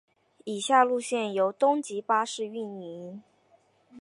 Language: Chinese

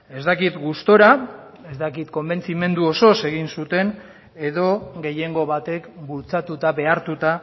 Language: Basque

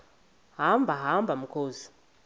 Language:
Xhosa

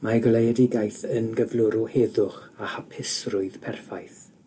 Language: Welsh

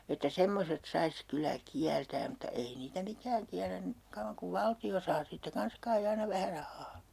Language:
Finnish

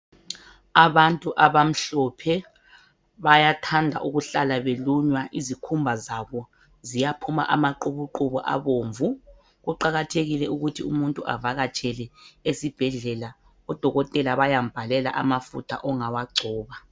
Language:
North Ndebele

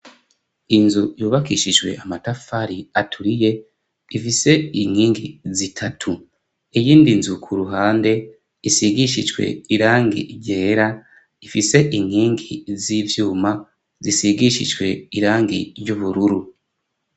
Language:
Rundi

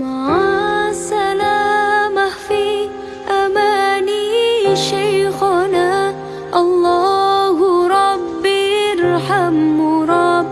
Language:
Indonesian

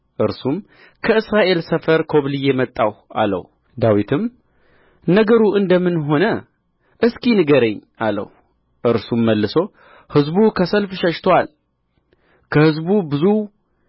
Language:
Amharic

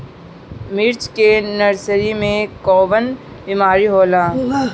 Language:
Bhojpuri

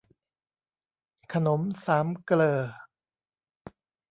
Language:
Thai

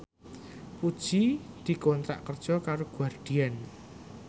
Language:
Javanese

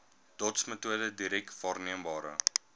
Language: Afrikaans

